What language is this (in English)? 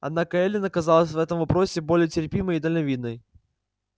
Russian